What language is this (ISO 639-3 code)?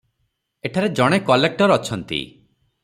ori